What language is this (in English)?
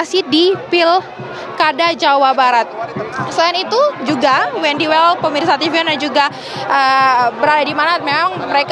Indonesian